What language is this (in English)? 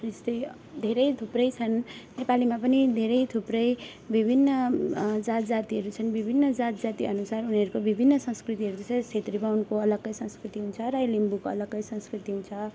Nepali